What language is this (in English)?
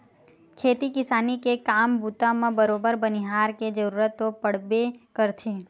Chhattisgarhi